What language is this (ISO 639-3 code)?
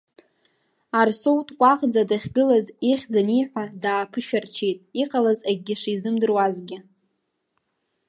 abk